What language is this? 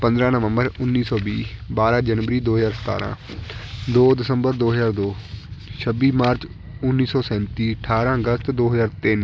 Punjabi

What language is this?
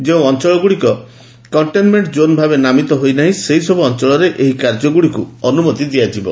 Odia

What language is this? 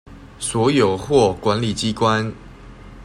Chinese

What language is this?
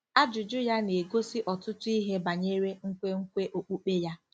Igbo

